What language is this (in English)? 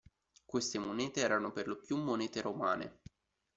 Italian